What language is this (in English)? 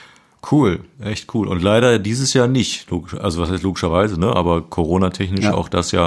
German